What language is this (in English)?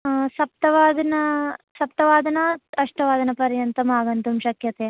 Sanskrit